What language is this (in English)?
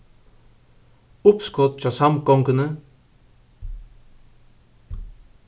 Faroese